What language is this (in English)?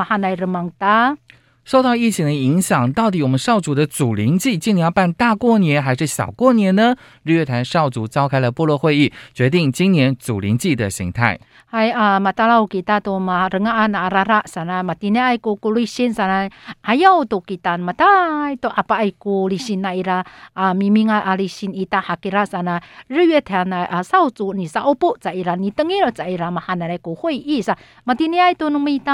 Chinese